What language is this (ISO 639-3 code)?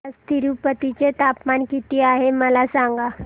mar